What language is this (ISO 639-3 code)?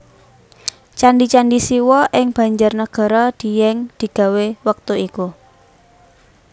jav